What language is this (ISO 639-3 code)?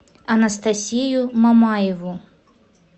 rus